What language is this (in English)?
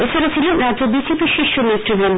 Bangla